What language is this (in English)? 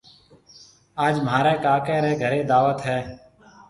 Marwari (Pakistan)